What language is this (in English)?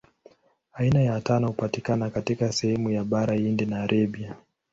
Swahili